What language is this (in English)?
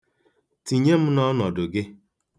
Igbo